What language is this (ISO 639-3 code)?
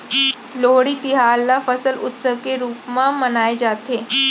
hne